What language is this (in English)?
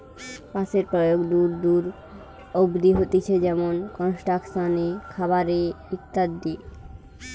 Bangla